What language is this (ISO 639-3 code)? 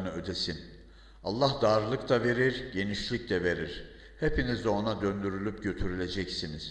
tur